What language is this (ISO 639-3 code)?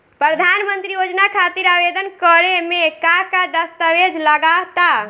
bho